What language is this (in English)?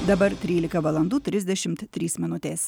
Lithuanian